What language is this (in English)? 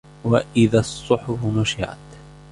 Arabic